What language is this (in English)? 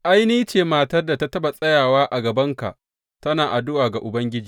Hausa